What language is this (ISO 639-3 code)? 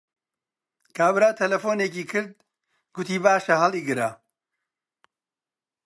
ckb